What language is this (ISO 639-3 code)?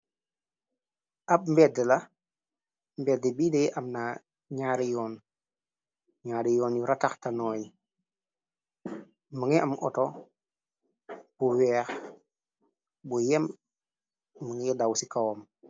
wol